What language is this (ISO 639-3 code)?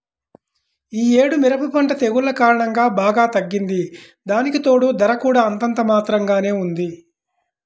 tel